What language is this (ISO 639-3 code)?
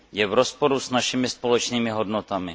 ces